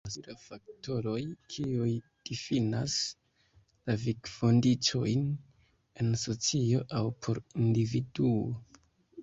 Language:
Esperanto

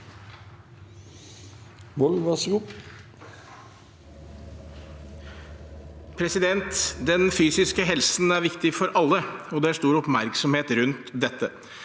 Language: Norwegian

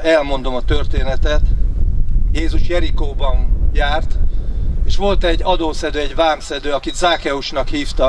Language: Hungarian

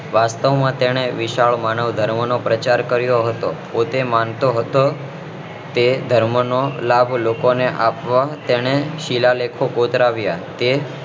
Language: Gujarati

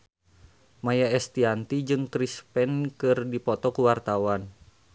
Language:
Sundanese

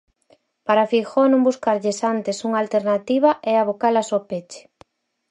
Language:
Galician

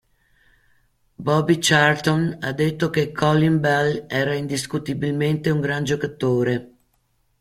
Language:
Italian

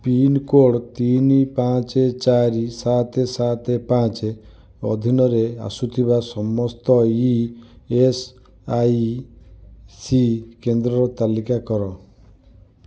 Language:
Odia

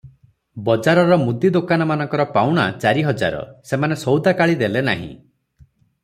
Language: Odia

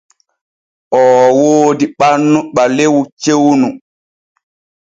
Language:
Borgu Fulfulde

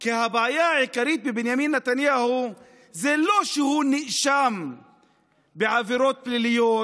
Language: Hebrew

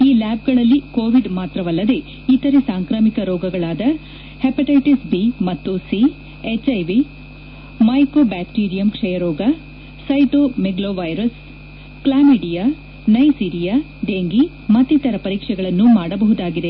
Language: Kannada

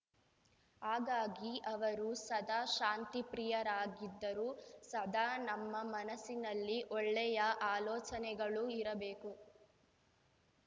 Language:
Kannada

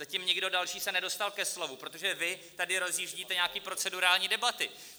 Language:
Czech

